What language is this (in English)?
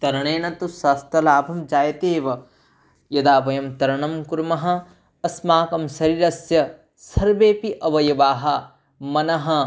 Sanskrit